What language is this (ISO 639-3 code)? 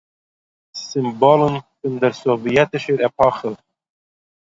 yid